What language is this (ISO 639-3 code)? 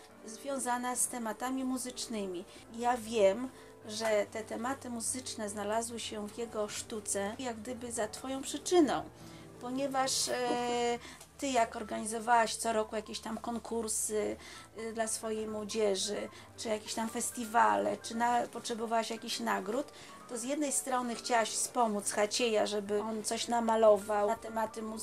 pol